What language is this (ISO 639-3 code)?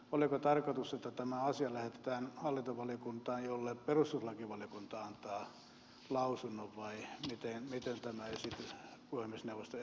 fin